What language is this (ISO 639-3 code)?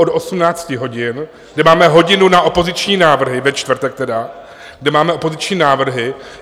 ces